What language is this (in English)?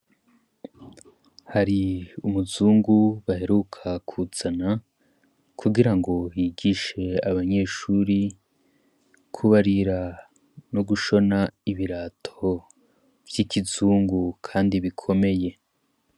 Rundi